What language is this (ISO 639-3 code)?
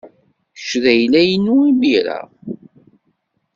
kab